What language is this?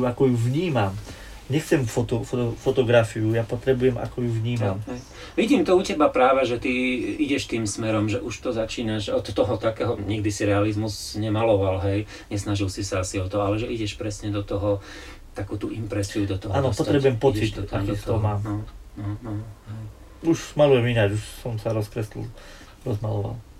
Slovak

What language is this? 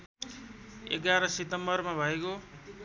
Nepali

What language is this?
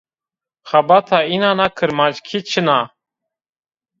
Zaza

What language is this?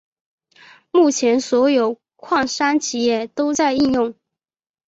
Chinese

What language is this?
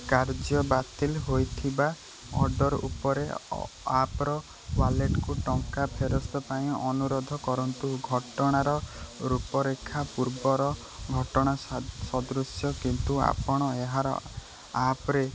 Odia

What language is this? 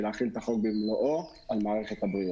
Hebrew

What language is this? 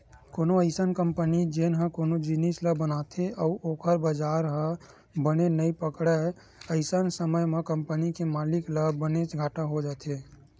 Chhattisgarhi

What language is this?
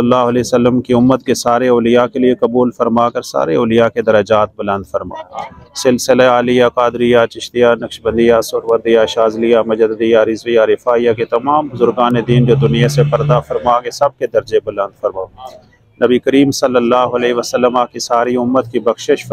Arabic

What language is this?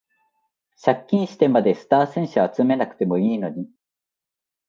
Japanese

